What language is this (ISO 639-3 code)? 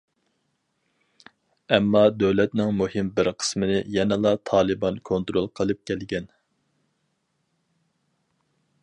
uig